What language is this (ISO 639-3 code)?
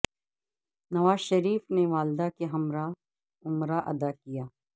urd